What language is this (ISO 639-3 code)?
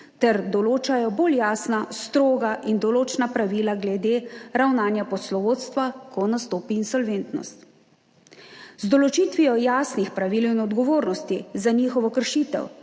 slv